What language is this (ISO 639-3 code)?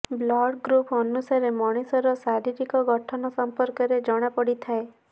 ori